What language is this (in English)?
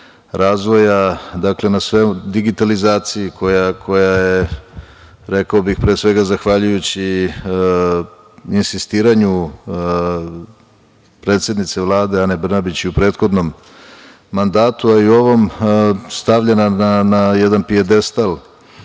Serbian